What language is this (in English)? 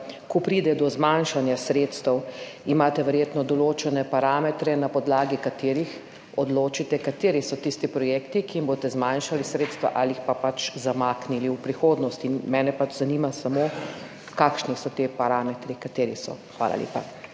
Slovenian